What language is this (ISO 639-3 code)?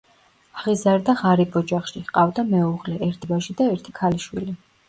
kat